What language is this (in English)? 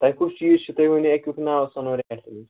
Kashmiri